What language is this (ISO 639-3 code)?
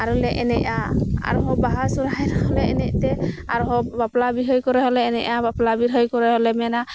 sat